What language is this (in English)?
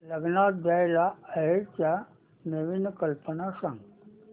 Marathi